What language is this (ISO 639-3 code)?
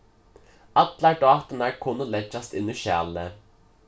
fao